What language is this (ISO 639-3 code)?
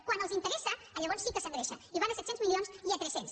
cat